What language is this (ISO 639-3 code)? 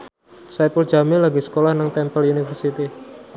jav